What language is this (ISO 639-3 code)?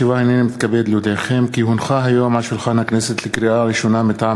heb